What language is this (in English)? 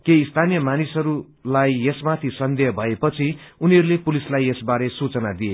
Nepali